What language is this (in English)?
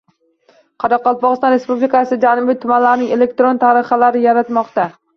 Uzbek